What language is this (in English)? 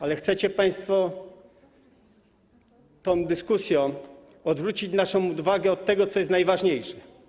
Polish